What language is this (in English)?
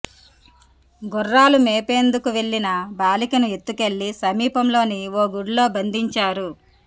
Telugu